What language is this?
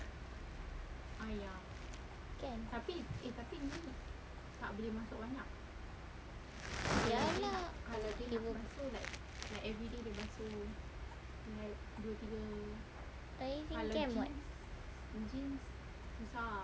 English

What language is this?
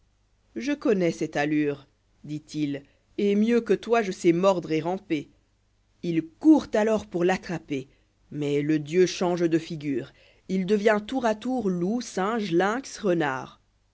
French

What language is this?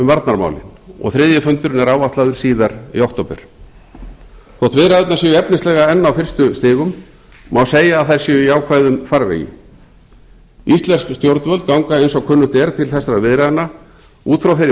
Icelandic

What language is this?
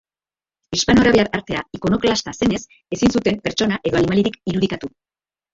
Basque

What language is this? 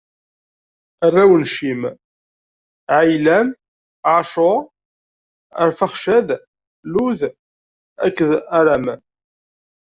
Kabyle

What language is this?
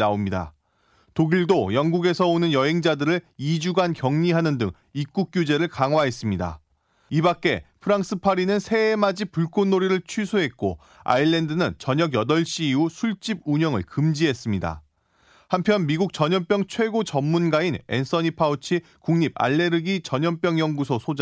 Korean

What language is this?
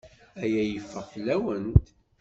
Kabyle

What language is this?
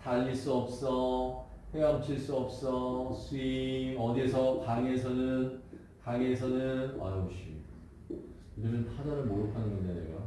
Korean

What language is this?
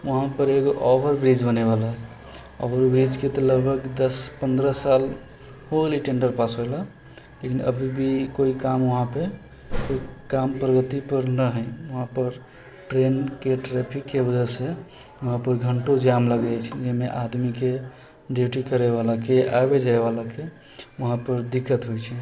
Maithili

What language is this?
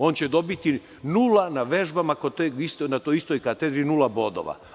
Serbian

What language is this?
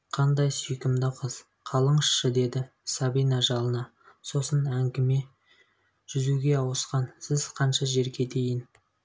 Kazakh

